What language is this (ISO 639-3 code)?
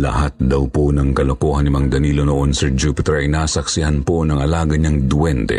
fil